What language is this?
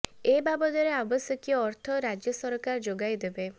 Odia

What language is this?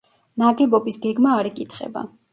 Georgian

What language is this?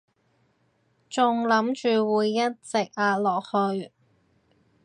Cantonese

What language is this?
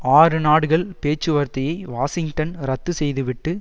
Tamil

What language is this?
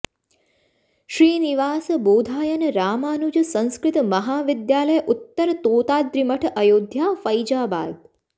Sanskrit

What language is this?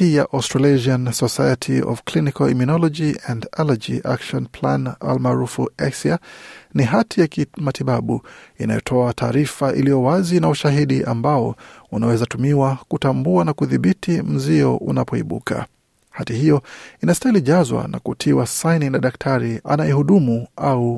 Swahili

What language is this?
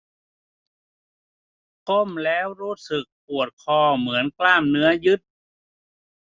Thai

